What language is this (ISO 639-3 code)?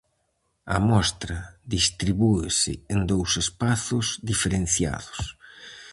glg